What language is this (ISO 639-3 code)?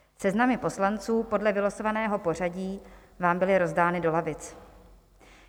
ces